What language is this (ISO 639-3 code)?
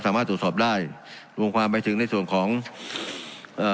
tha